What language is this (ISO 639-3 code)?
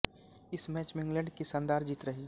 hin